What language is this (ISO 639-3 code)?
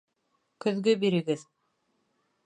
bak